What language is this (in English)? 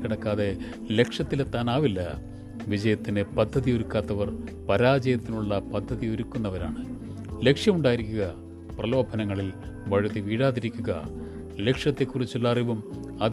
Malayalam